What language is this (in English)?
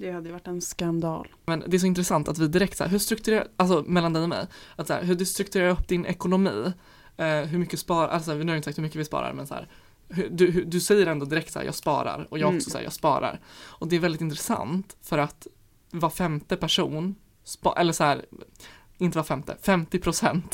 Swedish